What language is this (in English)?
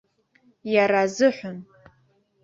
Abkhazian